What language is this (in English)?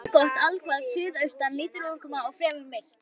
Icelandic